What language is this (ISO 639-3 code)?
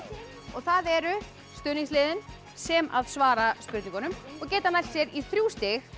isl